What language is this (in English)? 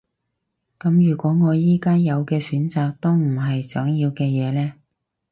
Cantonese